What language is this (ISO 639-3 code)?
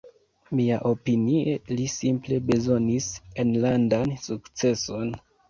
epo